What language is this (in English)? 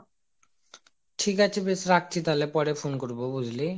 Bangla